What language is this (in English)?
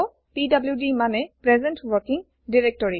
Assamese